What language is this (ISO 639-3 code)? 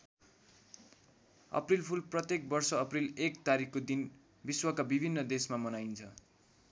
nep